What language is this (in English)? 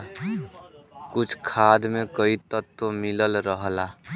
Bhojpuri